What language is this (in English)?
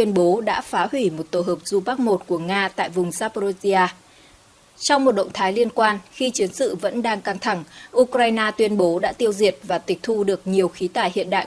Vietnamese